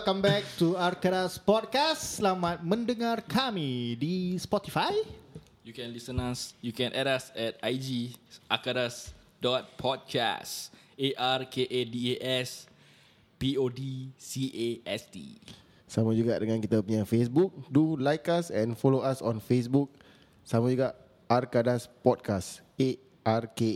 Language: Malay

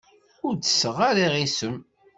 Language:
Kabyle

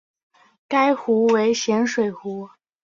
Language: Chinese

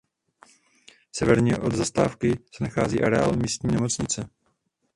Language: Czech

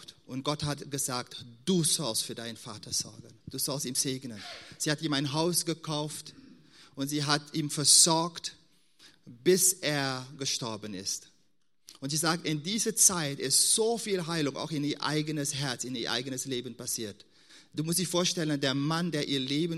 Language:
German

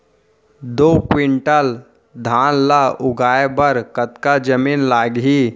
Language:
Chhattisgarhi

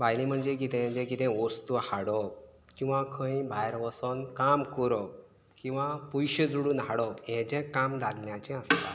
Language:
Konkani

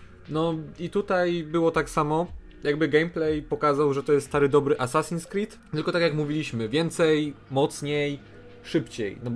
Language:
Polish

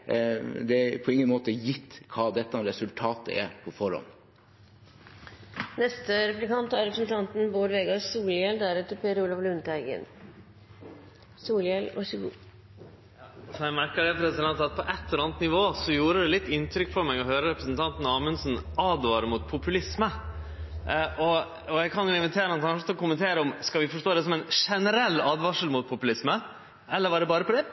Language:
Norwegian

